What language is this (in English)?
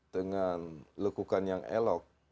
Indonesian